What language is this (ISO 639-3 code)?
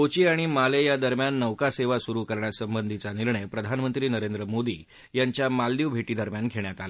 mar